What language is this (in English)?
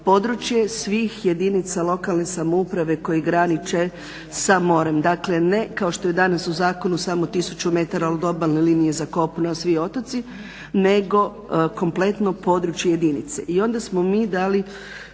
Croatian